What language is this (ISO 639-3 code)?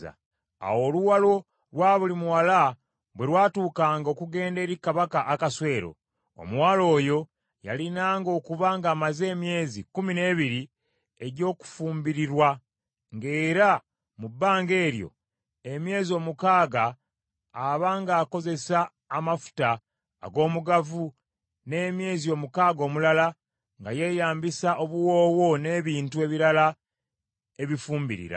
lug